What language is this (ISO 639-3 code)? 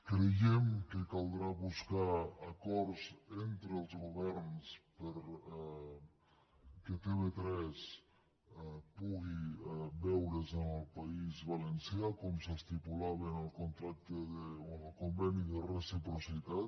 cat